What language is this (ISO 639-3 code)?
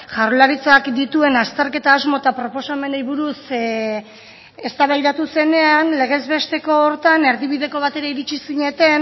eus